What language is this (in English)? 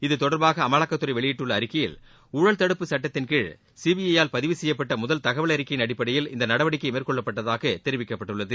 Tamil